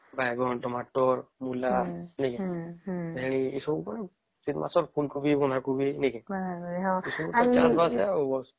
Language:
Odia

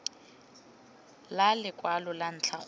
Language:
Tswana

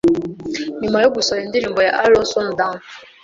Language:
Kinyarwanda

